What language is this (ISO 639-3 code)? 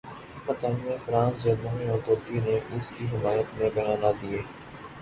urd